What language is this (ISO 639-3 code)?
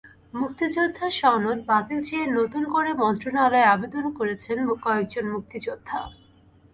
ben